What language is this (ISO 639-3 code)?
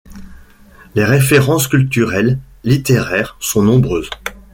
fra